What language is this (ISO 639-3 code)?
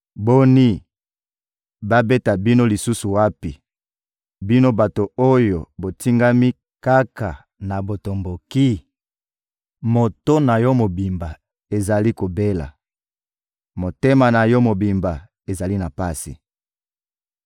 lin